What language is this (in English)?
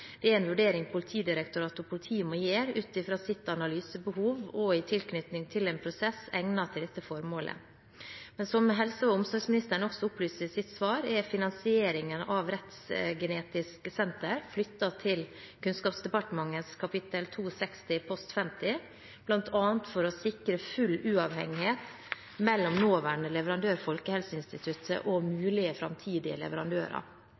Norwegian Bokmål